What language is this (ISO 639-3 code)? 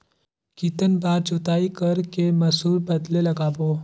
hne